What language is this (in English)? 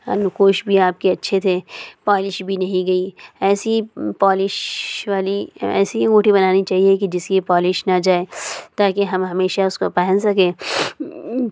Urdu